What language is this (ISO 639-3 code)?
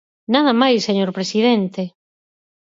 glg